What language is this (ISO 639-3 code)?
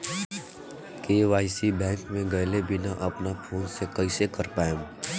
bho